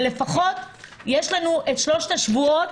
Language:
Hebrew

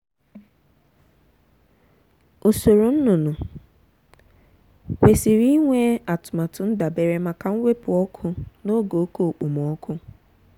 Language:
Igbo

